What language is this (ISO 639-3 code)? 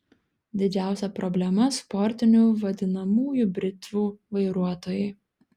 lit